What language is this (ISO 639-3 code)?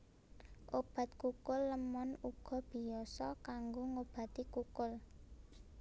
jav